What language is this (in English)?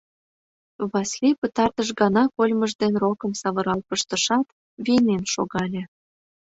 Mari